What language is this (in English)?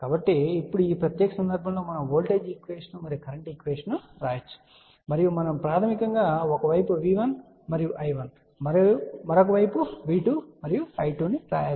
Telugu